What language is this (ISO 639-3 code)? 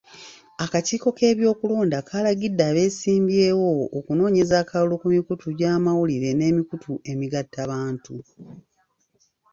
lug